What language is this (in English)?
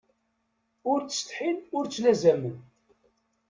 Kabyle